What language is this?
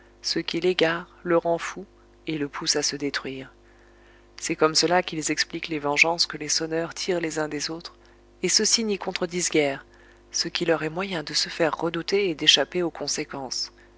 French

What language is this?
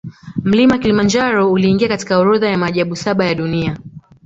Swahili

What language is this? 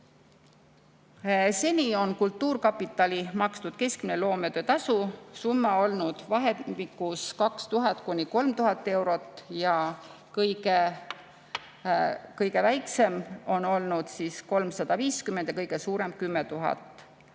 Estonian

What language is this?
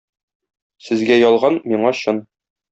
Tatar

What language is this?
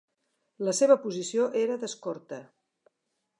Catalan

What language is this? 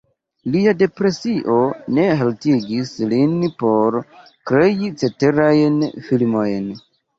Esperanto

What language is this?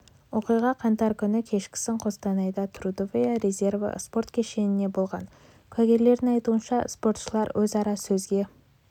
Kazakh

